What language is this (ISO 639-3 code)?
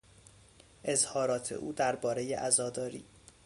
fas